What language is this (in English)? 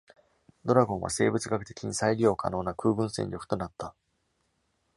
Japanese